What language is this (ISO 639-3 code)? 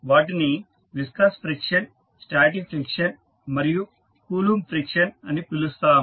tel